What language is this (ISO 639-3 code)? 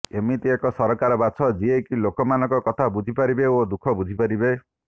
ori